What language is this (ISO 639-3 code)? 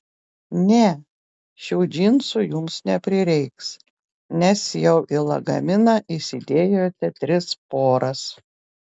lit